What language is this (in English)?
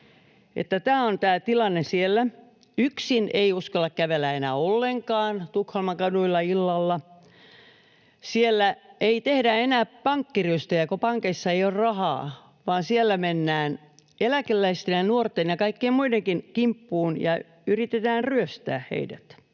Finnish